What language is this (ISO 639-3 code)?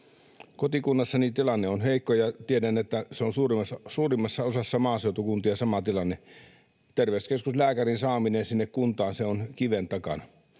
fin